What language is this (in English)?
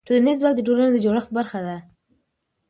Pashto